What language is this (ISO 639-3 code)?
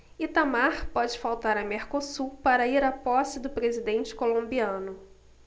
por